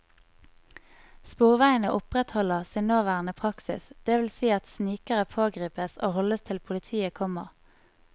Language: Norwegian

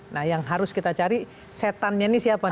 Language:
Indonesian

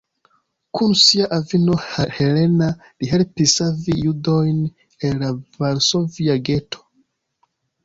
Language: Esperanto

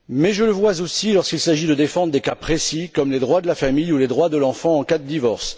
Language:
French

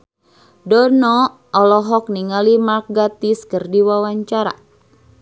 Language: Sundanese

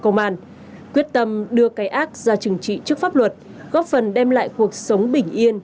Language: Vietnamese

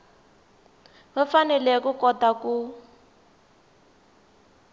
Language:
Tsonga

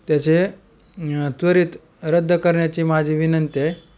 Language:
Marathi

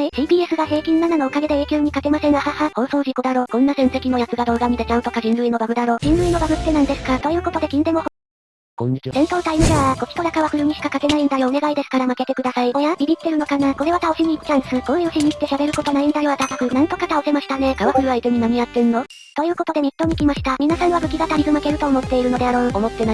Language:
Japanese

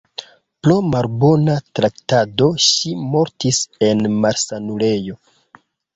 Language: Esperanto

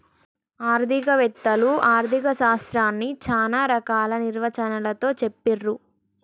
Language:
Telugu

